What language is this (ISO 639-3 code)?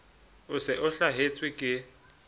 sot